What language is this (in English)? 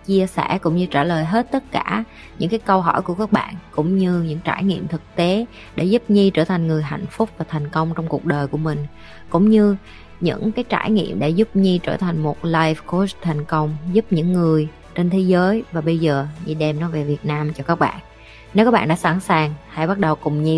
Vietnamese